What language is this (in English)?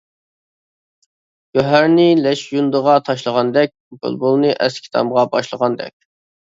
Uyghur